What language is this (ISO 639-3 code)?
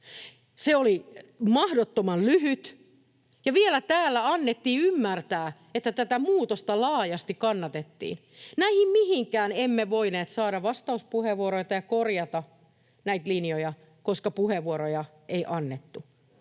fin